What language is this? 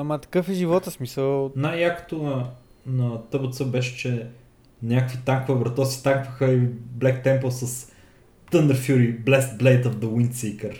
Bulgarian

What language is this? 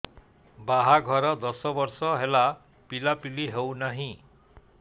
Odia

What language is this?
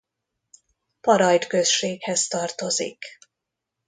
Hungarian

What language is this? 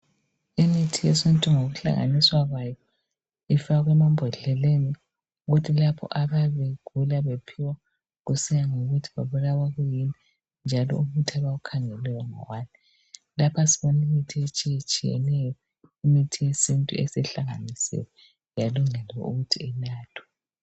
North Ndebele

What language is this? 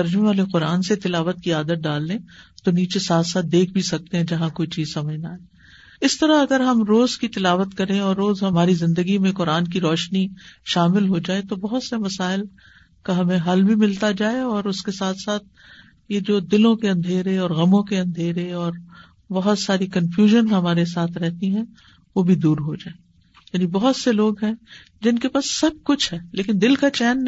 Urdu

